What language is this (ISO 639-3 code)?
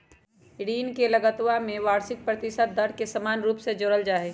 mag